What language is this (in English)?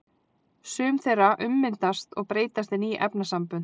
Icelandic